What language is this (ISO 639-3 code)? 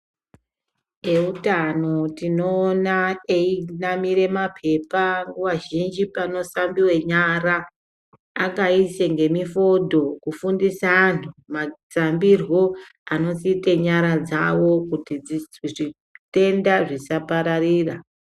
ndc